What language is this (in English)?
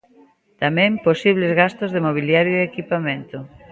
Galician